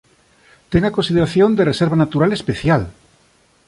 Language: Galician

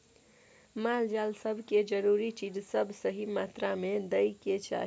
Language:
Maithili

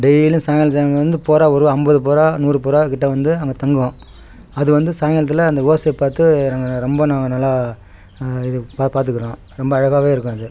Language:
Tamil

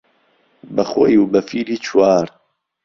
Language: Central Kurdish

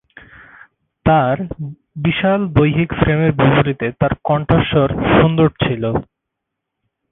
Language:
Bangla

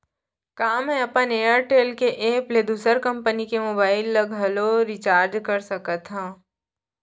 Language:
Chhattisgarhi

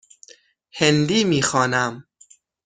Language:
Persian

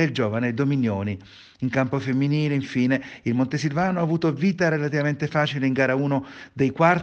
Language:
Italian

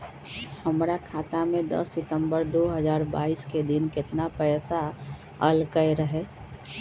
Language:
Magahi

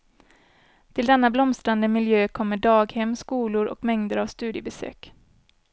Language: Swedish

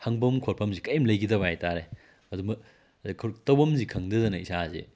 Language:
Manipuri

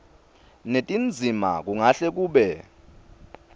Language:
Swati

